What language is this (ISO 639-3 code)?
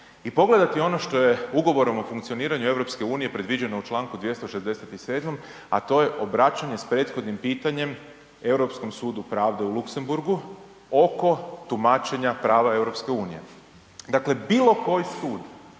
hrv